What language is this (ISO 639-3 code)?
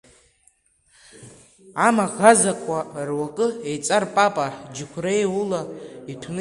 abk